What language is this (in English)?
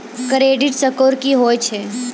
Maithili